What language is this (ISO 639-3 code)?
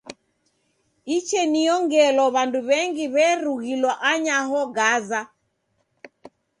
dav